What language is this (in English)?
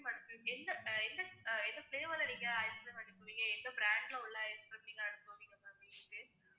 Tamil